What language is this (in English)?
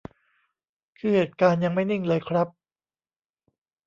Thai